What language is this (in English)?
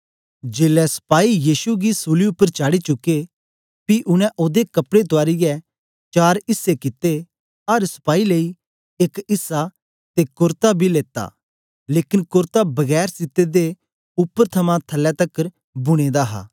Dogri